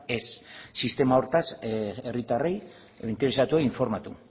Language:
Basque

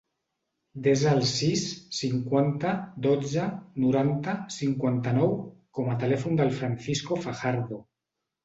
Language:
Catalan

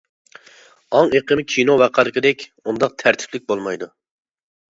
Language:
Uyghur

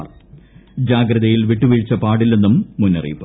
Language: Malayalam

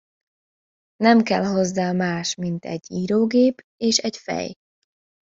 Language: Hungarian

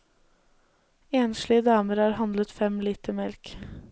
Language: Norwegian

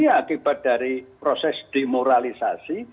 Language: Indonesian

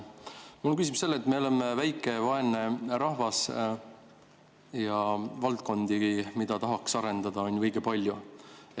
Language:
Estonian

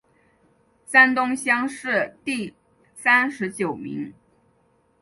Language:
Chinese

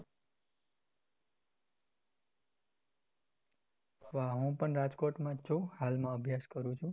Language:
Gujarati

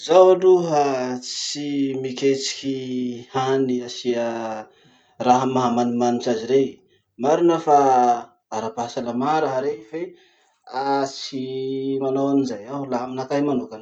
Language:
Masikoro Malagasy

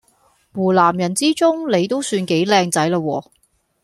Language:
Cantonese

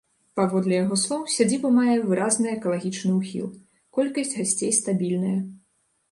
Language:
Belarusian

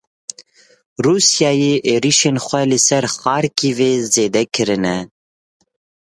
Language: Kurdish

